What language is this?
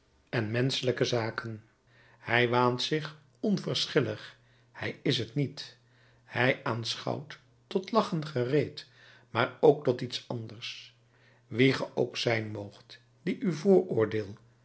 Dutch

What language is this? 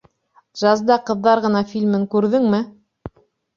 Bashkir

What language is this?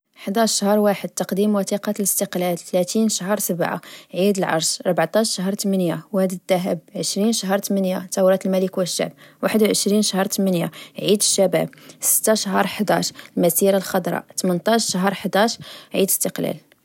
Moroccan Arabic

